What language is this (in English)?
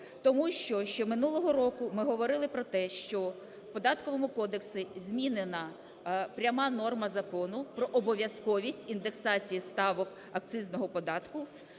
Ukrainian